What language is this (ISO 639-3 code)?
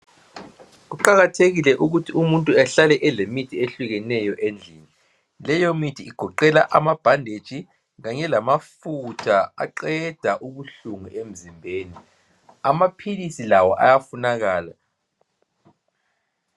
nde